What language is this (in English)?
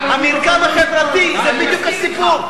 Hebrew